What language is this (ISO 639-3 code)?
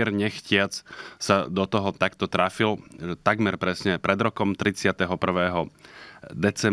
slk